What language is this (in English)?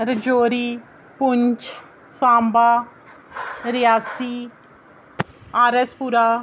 Dogri